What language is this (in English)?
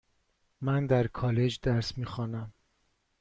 Persian